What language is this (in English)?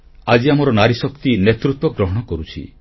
Odia